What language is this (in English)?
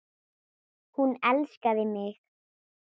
Icelandic